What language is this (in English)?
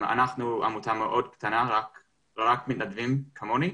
Hebrew